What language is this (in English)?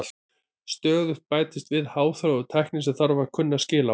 Icelandic